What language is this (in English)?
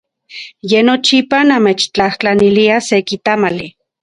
Central Puebla Nahuatl